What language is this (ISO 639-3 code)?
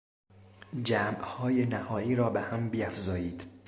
fas